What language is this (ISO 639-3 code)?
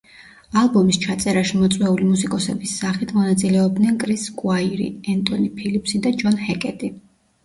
kat